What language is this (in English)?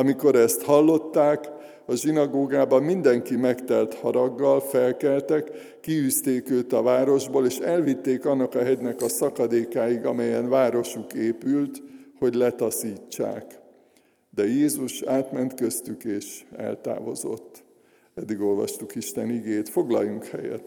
Hungarian